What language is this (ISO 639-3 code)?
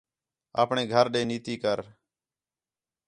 xhe